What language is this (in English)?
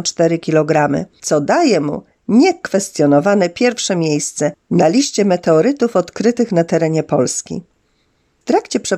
Polish